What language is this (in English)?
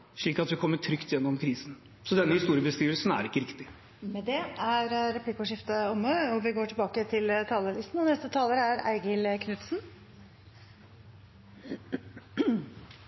Norwegian